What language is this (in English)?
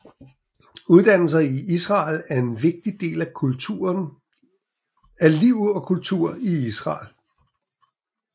Danish